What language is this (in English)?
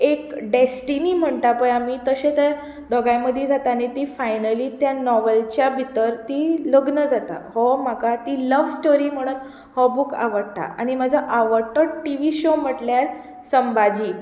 Konkani